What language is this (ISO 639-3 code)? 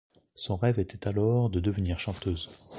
fra